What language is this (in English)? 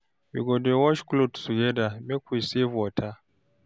Nigerian Pidgin